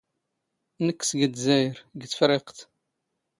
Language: Standard Moroccan Tamazight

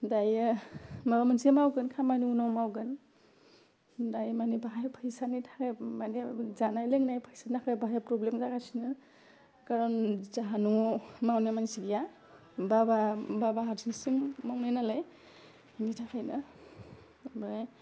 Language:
Bodo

